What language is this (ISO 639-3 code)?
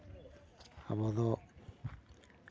sat